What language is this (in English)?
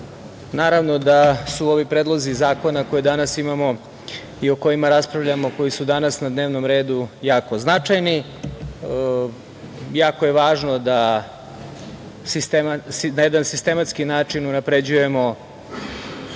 Serbian